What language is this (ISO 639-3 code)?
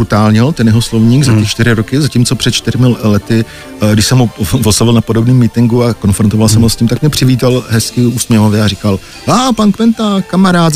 ces